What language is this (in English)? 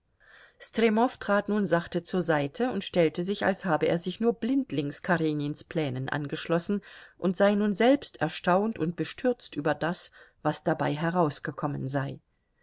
German